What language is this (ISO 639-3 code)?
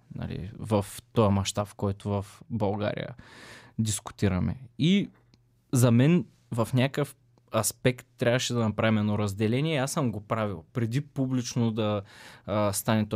bul